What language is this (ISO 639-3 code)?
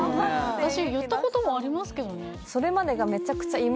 jpn